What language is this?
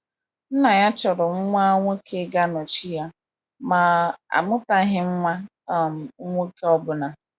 Igbo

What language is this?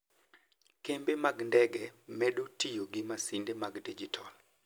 Luo (Kenya and Tanzania)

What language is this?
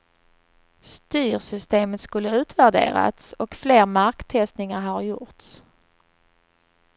Swedish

